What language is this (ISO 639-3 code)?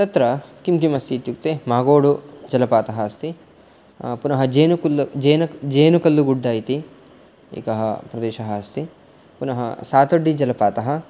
san